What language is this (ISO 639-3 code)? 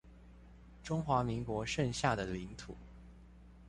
zho